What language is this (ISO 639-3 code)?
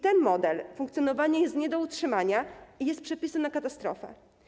pol